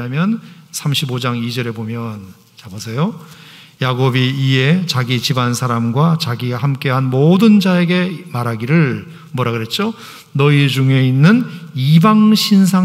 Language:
Korean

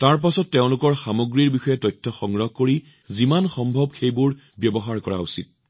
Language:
Assamese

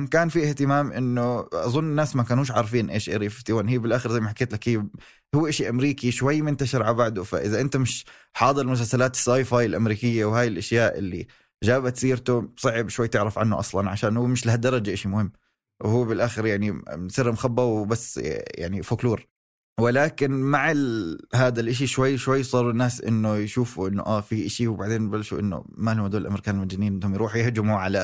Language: Arabic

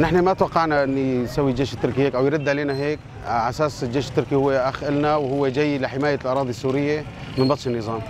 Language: Arabic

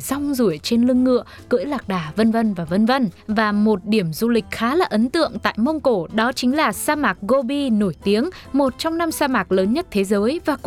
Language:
Vietnamese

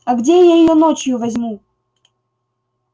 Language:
Russian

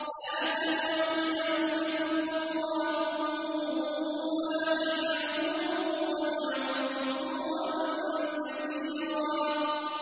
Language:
Arabic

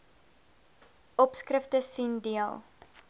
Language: Afrikaans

